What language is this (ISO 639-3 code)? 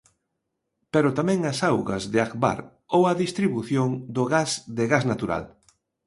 glg